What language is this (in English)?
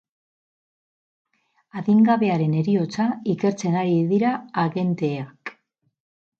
Basque